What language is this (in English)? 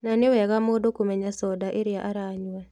Kikuyu